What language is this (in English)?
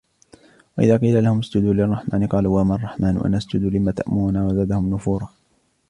Arabic